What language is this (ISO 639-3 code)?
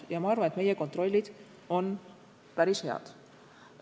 est